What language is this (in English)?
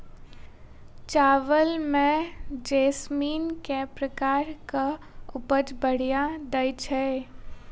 Maithili